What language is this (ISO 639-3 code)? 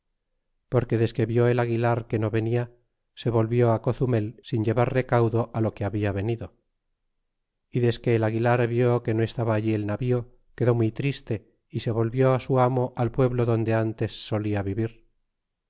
spa